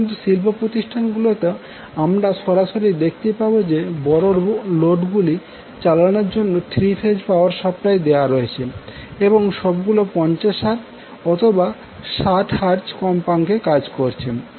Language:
Bangla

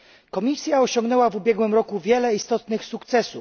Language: Polish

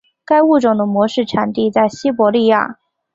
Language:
Chinese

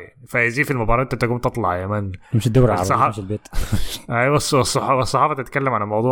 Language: Arabic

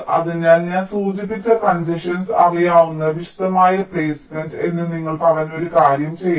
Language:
Malayalam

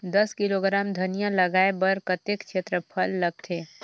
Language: Chhattisgarhi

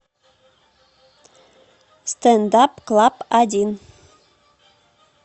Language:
Russian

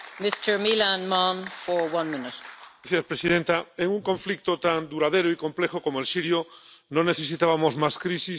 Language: Spanish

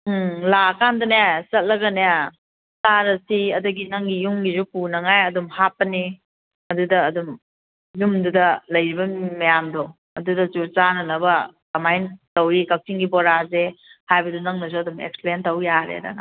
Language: Manipuri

